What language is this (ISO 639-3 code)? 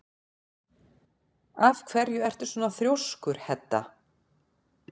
isl